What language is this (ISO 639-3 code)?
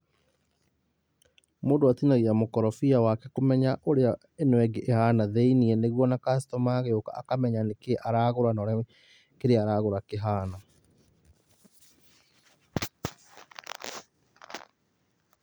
kik